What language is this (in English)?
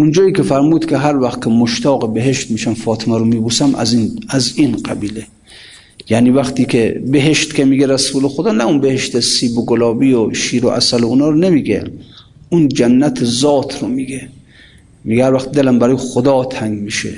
Persian